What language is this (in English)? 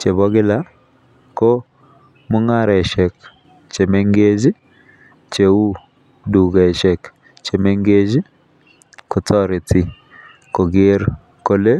Kalenjin